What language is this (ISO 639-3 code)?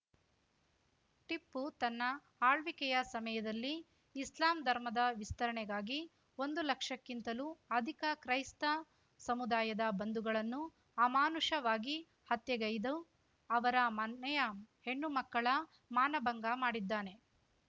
kan